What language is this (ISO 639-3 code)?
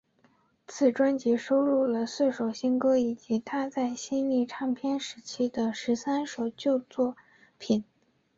zho